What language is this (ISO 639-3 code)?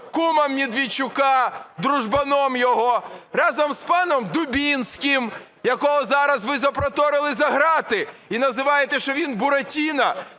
ukr